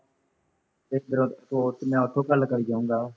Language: Punjabi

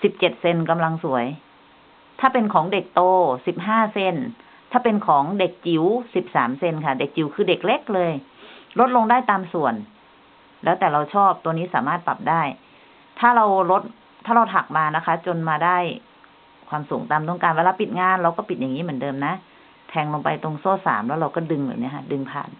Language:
Thai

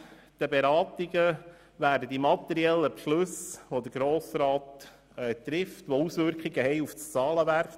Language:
Swiss German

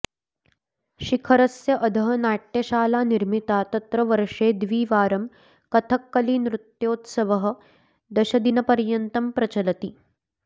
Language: Sanskrit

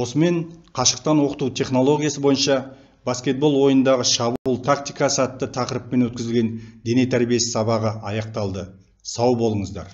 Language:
Turkish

